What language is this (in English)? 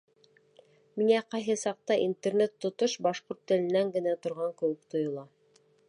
Bashkir